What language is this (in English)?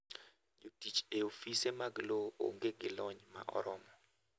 Luo (Kenya and Tanzania)